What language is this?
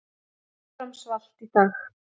Icelandic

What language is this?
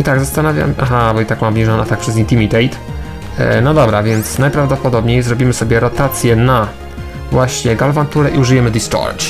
Polish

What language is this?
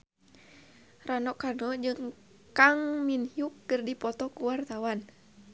Sundanese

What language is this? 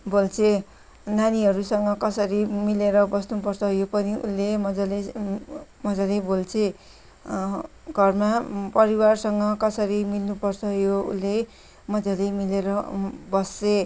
Nepali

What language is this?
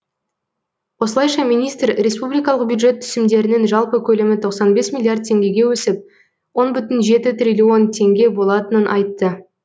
Kazakh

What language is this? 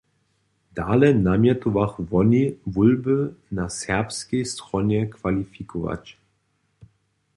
Upper Sorbian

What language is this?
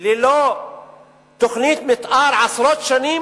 Hebrew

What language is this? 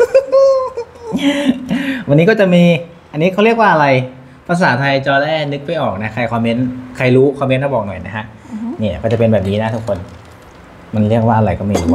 Thai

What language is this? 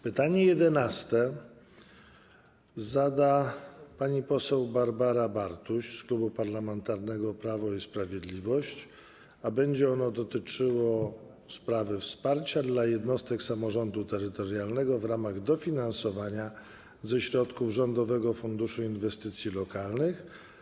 Polish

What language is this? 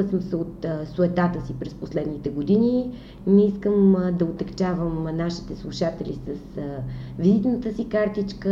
Bulgarian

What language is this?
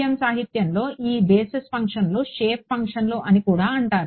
Telugu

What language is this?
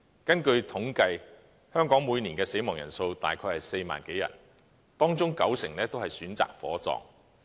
Cantonese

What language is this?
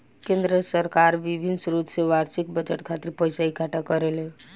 Bhojpuri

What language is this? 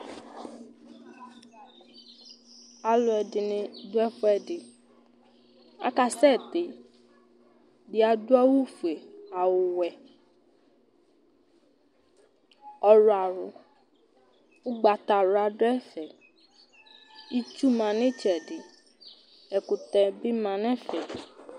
Ikposo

